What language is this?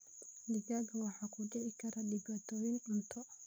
Somali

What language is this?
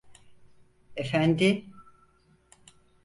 Turkish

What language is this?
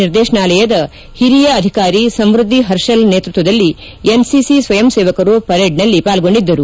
Kannada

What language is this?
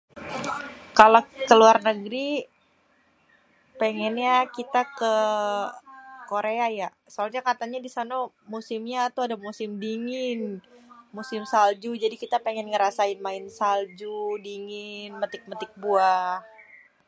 Betawi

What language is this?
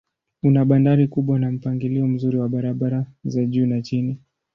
Swahili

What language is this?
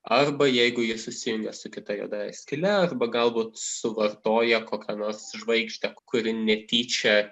Lithuanian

